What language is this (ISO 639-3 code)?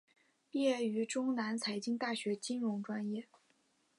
zho